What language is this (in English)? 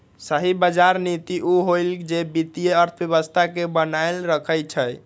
Magahi